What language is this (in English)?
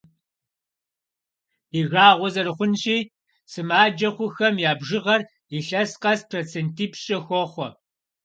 Kabardian